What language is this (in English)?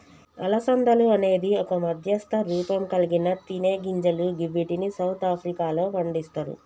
Telugu